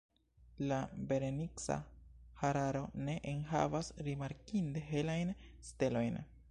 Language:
Esperanto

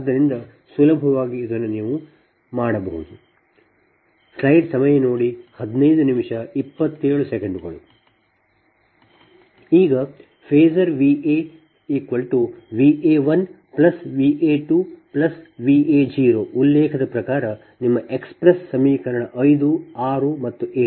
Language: Kannada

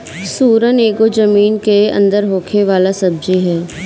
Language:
Bhojpuri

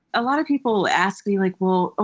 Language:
English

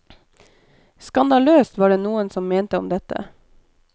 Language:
Norwegian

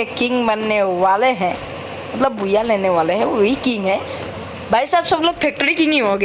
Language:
Hindi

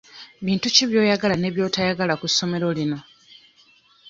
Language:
Ganda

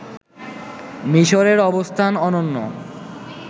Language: Bangla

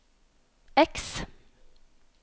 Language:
Norwegian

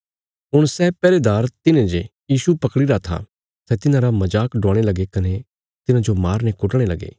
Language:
Bilaspuri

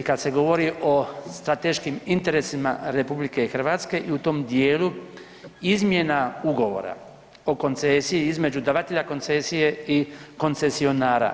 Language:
Croatian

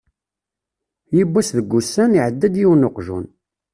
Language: Kabyle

